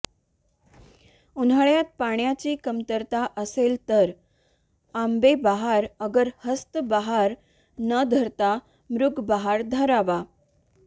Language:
Marathi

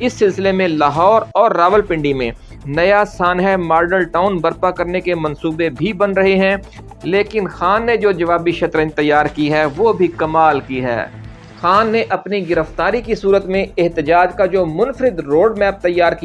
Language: Urdu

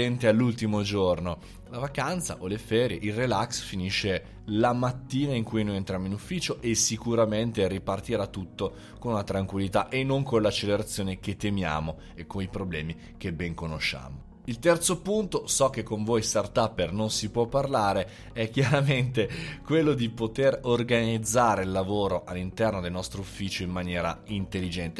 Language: Italian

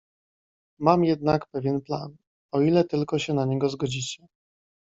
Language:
Polish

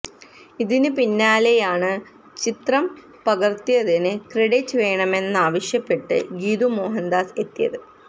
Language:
Malayalam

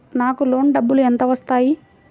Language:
Telugu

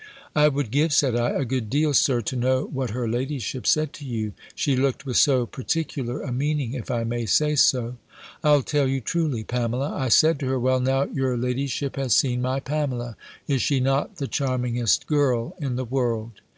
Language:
English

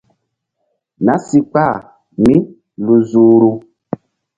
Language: Mbum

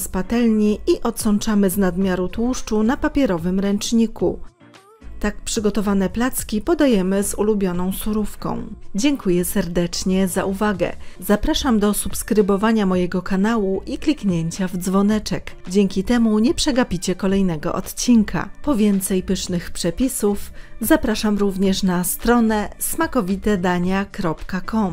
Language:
Polish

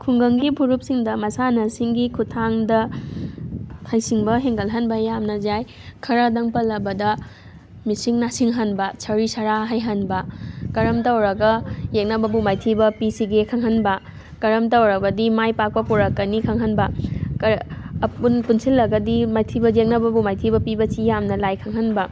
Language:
Manipuri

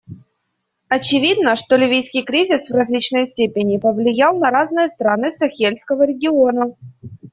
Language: Russian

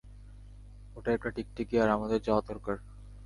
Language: Bangla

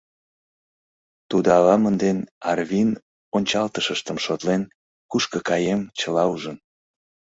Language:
Mari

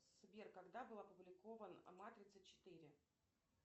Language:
Russian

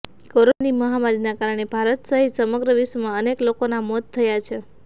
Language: Gujarati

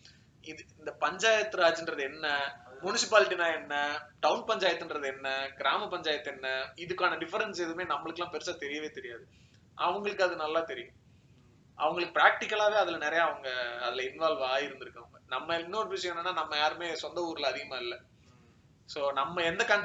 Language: Tamil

